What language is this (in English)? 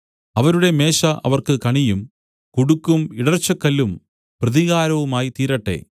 Malayalam